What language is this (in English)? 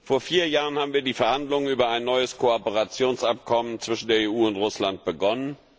German